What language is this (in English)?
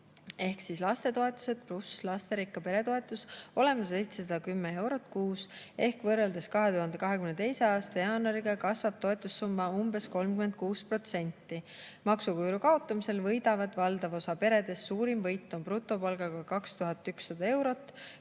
Estonian